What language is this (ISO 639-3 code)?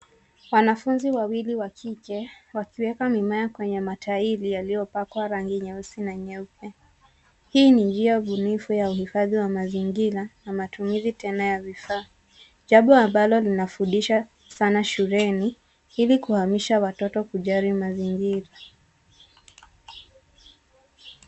swa